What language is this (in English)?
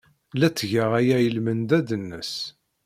Kabyle